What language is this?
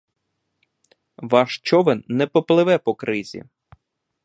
Ukrainian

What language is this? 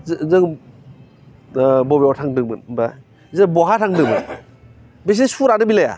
Bodo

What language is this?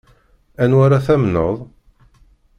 Kabyle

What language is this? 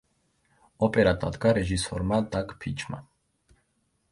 Georgian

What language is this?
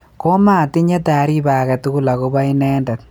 Kalenjin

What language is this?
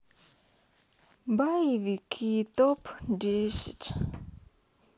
Russian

